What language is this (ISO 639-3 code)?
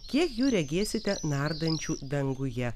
lit